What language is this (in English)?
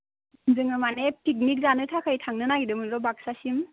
Bodo